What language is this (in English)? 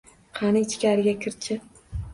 Uzbek